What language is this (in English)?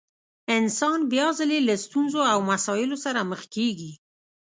Pashto